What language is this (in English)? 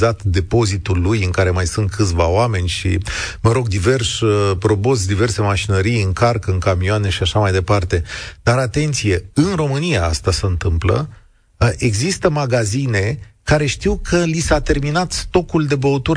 Romanian